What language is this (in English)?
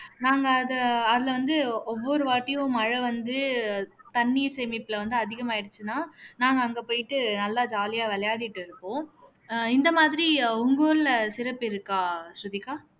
Tamil